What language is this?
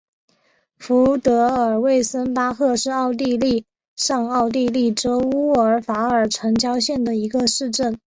Chinese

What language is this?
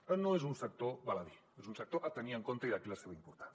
Catalan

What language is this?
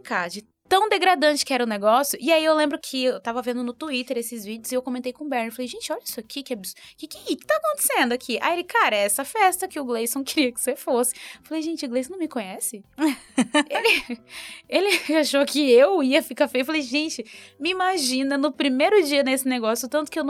Portuguese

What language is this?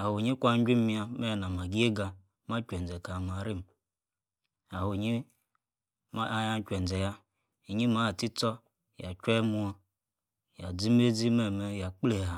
Yace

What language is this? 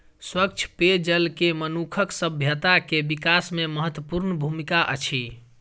Maithili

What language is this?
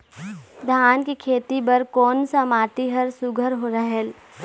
Chhattisgarhi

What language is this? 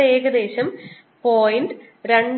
Malayalam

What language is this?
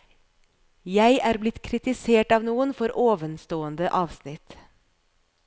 Norwegian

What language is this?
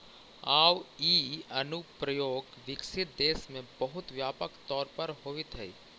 Magahi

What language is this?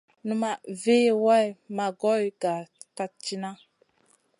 Masana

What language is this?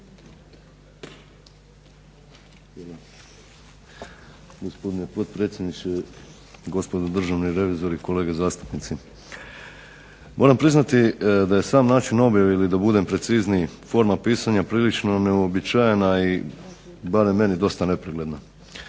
Croatian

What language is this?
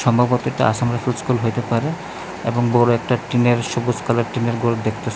Bangla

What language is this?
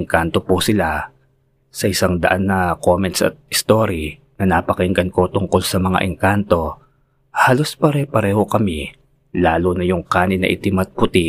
Filipino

